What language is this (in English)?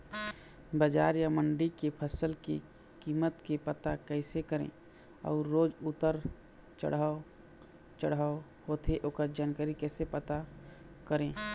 Chhattisgarhi